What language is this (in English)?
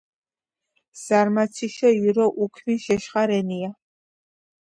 Georgian